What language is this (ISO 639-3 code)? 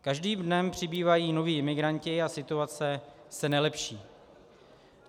ces